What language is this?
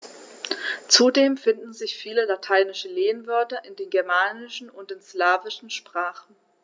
German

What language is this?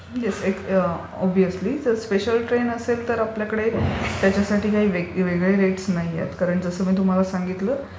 Marathi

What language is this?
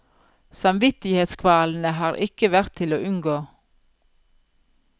Norwegian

